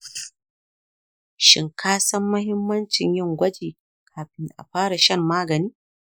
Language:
Hausa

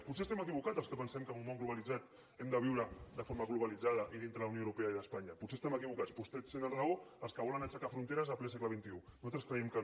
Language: Catalan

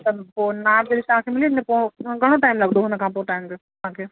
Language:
Sindhi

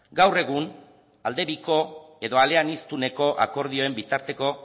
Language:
Basque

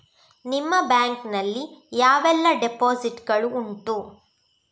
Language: Kannada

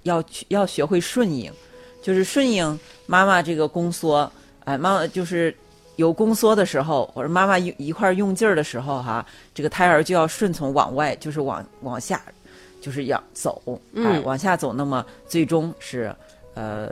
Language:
Chinese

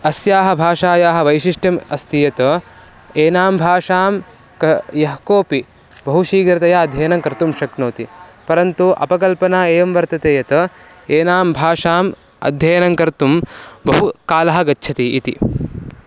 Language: Sanskrit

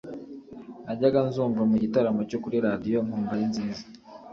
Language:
Kinyarwanda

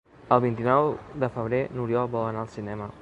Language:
Catalan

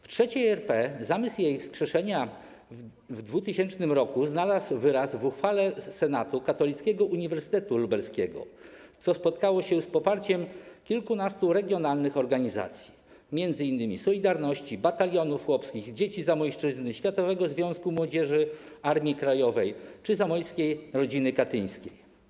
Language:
Polish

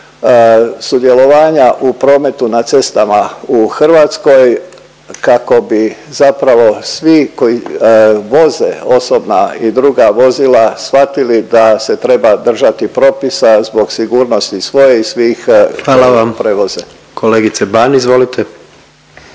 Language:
Croatian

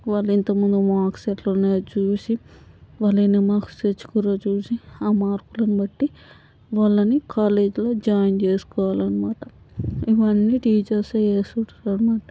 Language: Telugu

